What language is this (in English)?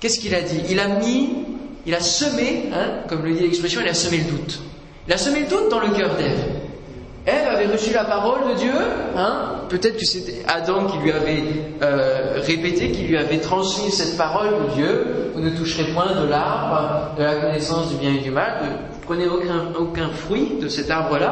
French